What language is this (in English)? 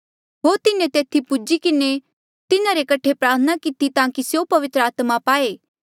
Mandeali